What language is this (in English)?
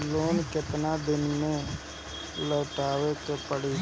Bhojpuri